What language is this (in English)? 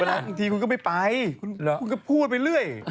Thai